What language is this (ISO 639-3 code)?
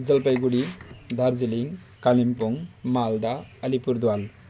nep